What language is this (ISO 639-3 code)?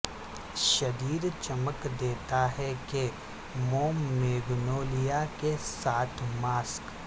urd